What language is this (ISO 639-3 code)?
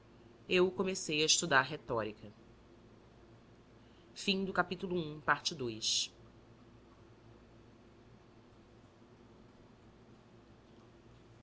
por